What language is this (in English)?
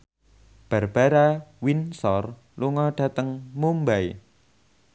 Javanese